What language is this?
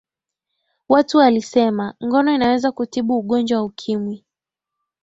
Swahili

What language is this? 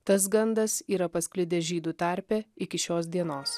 Lithuanian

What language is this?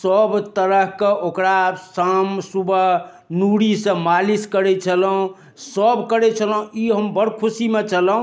Maithili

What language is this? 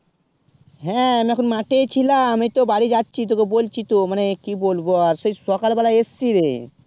Bangla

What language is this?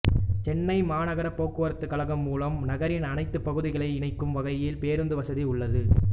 Tamil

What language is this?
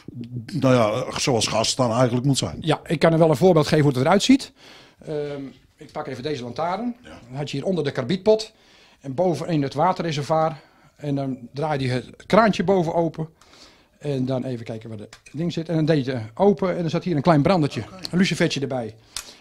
Dutch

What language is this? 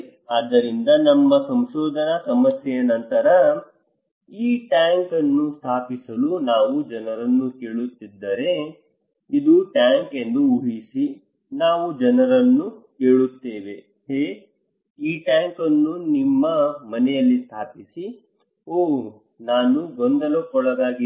Kannada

